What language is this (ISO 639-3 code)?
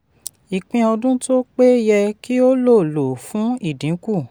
yor